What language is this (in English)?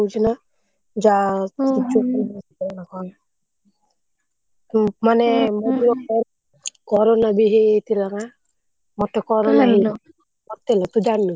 Odia